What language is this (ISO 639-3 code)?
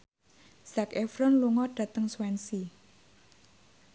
jav